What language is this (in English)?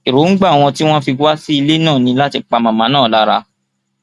Yoruba